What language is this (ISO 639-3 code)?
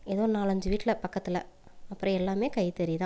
tam